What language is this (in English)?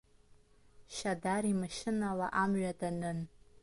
Abkhazian